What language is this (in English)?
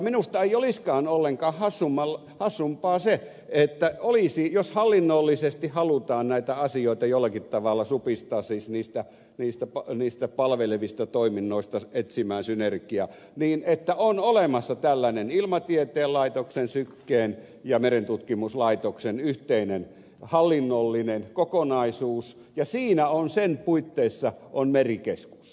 Finnish